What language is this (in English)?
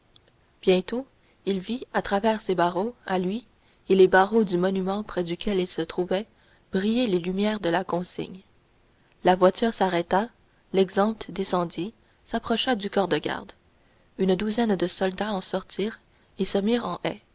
French